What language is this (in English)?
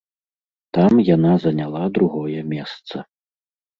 Belarusian